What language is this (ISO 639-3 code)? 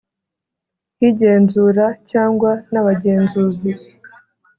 kin